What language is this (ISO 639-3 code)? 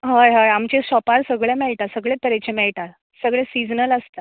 kok